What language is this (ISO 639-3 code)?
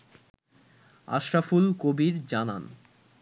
ben